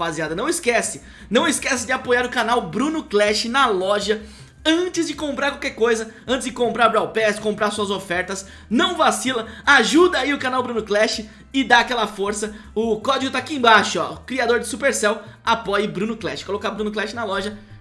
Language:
Portuguese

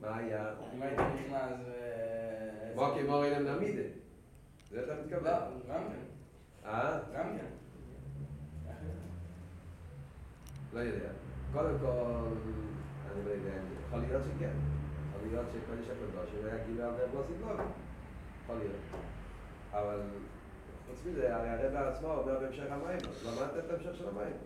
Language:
Hebrew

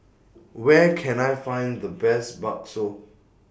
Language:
English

